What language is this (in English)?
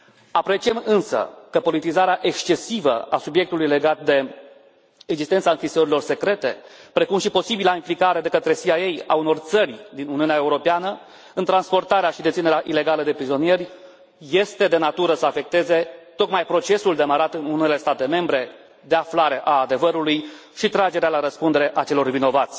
Romanian